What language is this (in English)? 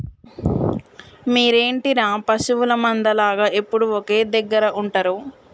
Telugu